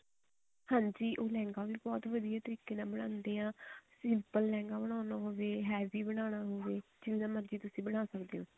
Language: Punjabi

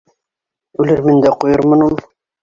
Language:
Bashkir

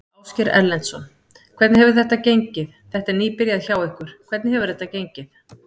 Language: Icelandic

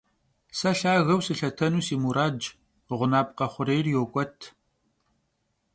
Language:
Kabardian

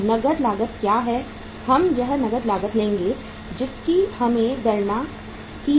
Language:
Hindi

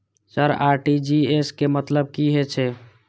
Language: Maithili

